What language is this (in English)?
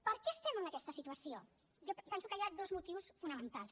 Catalan